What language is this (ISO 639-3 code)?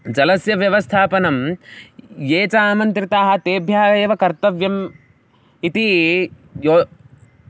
san